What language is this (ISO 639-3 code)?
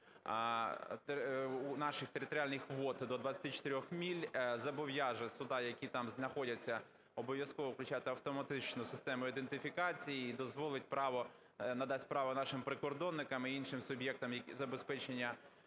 ukr